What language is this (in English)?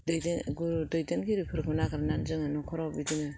Bodo